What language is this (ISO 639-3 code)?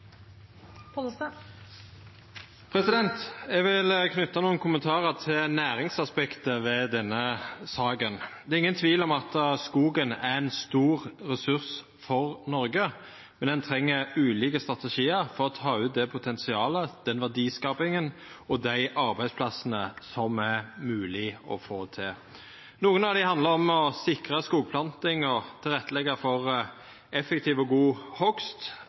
nor